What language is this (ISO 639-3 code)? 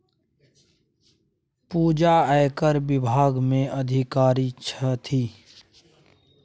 mai